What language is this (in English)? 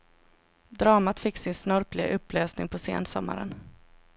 Swedish